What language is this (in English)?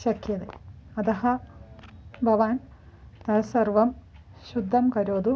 Sanskrit